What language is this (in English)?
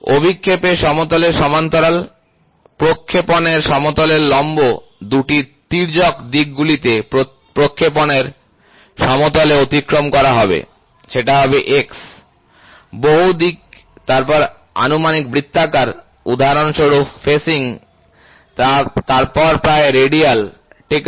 Bangla